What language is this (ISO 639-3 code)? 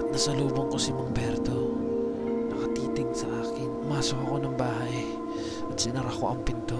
fil